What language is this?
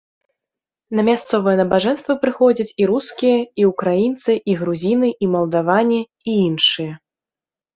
Belarusian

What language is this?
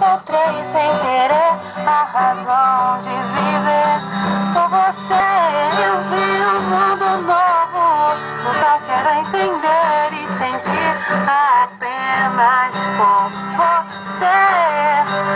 Ukrainian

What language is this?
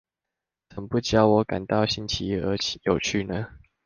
Chinese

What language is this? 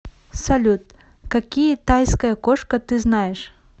Russian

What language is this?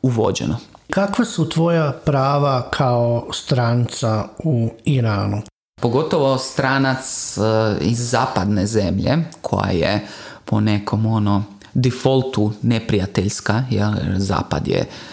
Croatian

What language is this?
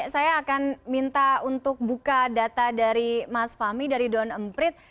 Indonesian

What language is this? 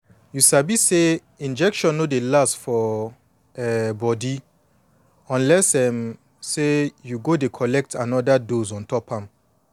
Nigerian Pidgin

